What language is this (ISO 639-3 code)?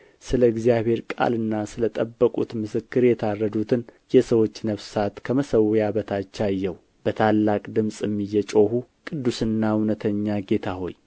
amh